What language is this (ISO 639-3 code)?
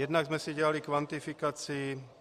ces